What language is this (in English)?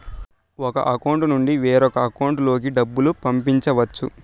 Telugu